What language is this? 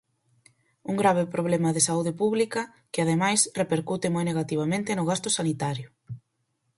Galician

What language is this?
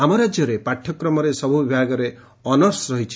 Odia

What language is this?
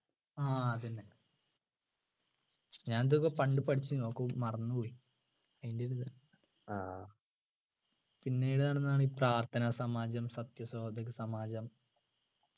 Malayalam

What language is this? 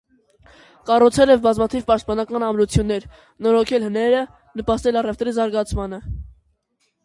Armenian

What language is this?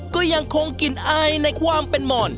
Thai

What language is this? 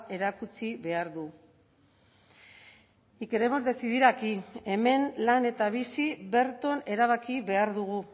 Basque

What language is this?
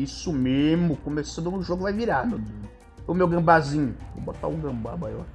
Portuguese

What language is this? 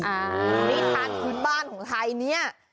Thai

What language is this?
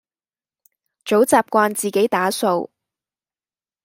Cantonese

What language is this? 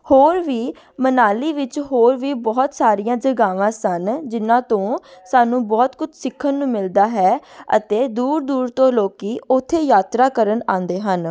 Punjabi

